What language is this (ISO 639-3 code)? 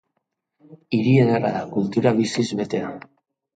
eus